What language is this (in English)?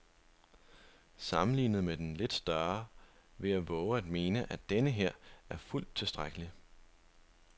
Danish